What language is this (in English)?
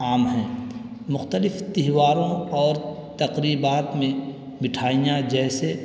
Urdu